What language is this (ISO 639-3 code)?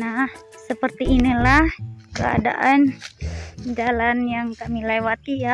ind